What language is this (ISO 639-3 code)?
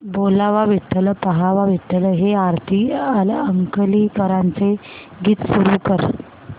mar